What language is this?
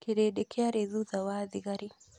Kikuyu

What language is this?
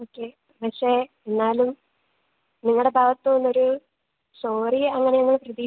Malayalam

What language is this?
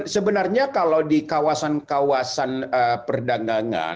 Indonesian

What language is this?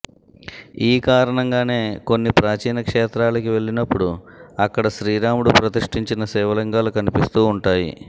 Telugu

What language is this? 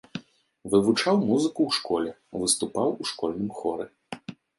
Belarusian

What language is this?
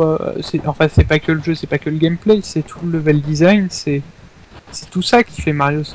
French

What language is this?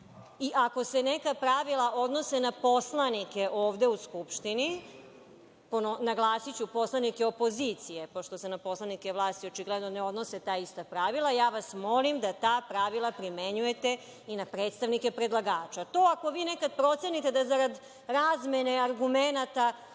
Serbian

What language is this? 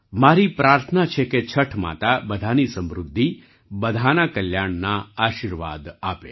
Gujarati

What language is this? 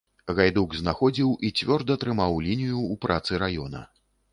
Belarusian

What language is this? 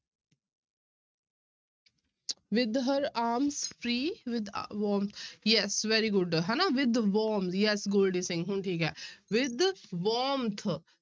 Punjabi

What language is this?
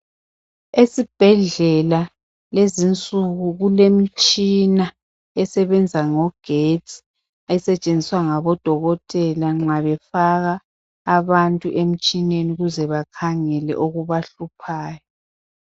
North Ndebele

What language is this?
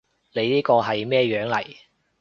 Cantonese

